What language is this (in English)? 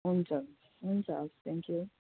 Nepali